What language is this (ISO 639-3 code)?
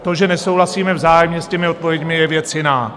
ces